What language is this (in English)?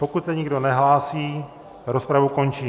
Czech